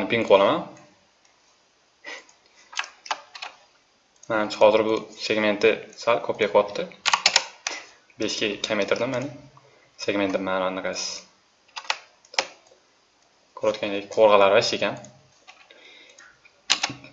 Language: Turkish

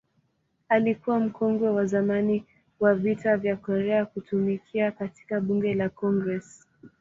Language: Swahili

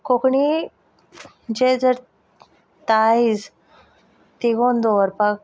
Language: Konkani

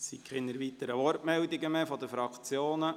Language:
Swiss German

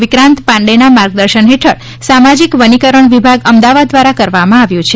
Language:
Gujarati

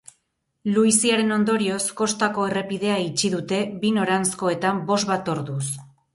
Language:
Basque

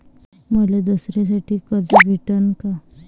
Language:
Marathi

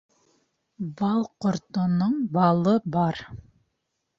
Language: Bashkir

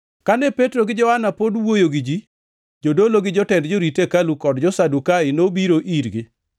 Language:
Luo (Kenya and Tanzania)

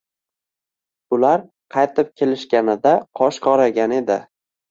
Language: Uzbek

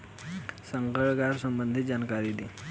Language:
Bhojpuri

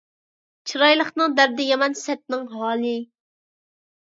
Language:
Uyghur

